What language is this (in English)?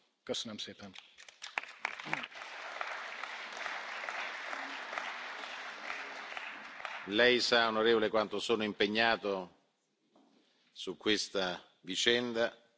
Italian